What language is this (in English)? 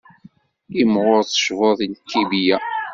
Kabyle